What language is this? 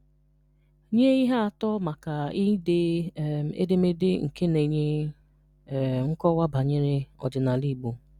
Igbo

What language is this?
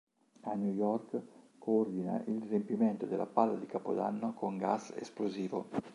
Italian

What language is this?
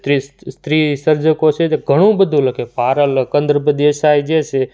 Gujarati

